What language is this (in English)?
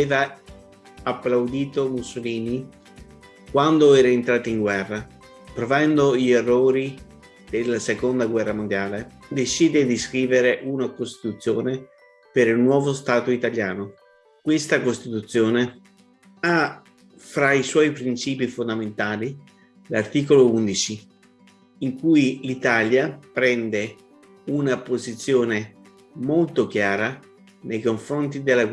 Italian